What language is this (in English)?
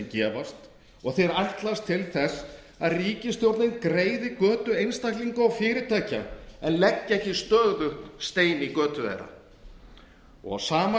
Icelandic